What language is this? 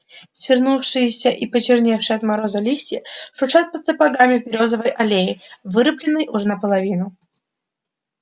Russian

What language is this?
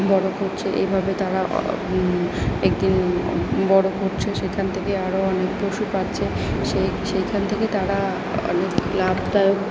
Bangla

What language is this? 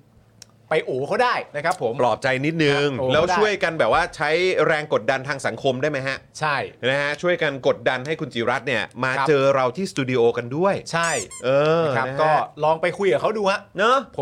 Thai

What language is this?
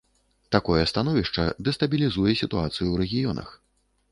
Belarusian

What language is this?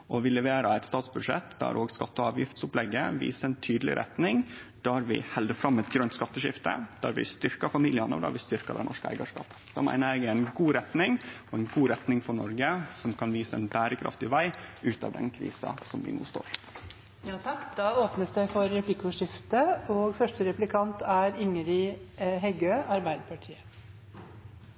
Norwegian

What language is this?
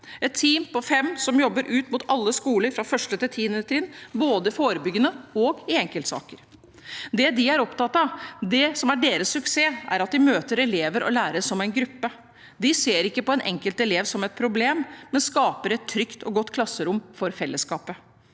Norwegian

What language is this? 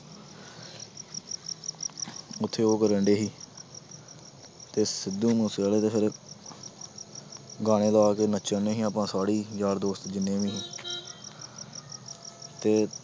Punjabi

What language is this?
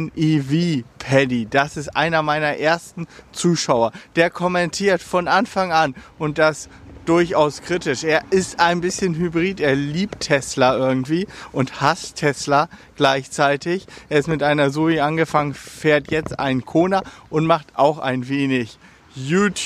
German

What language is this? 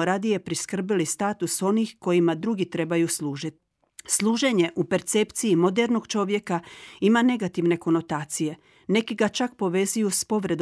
Croatian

